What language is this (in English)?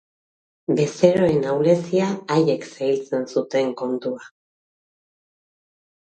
Basque